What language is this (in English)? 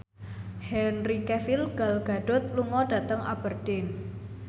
Javanese